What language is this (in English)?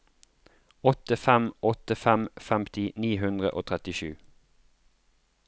Norwegian